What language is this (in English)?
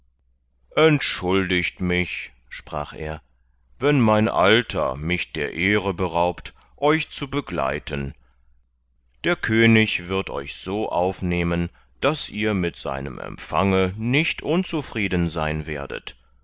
German